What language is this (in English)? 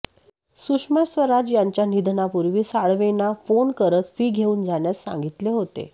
Marathi